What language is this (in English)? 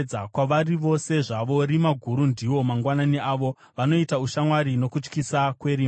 Shona